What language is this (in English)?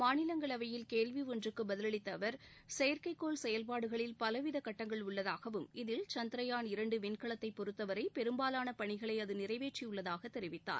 Tamil